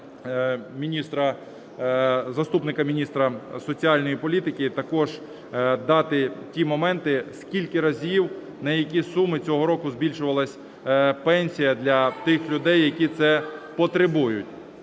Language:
Ukrainian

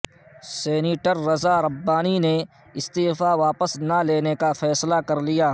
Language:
Urdu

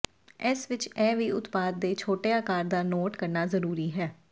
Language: Punjabi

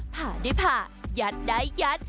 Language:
Thai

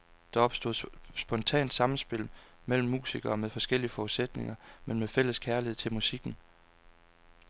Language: Danish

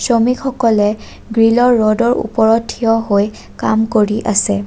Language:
Assamese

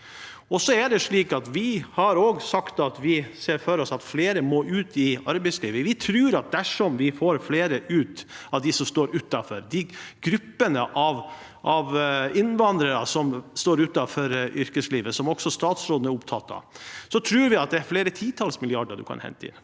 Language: Norwegian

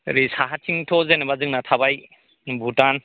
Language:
Bodo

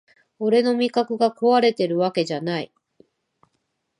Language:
Japanese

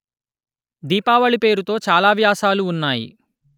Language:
Telugu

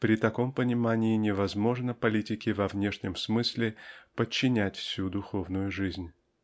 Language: Russian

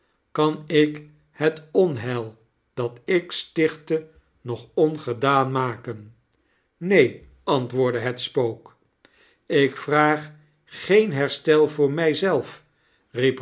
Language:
Dutch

